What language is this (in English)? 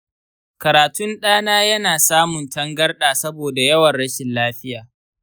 Hausa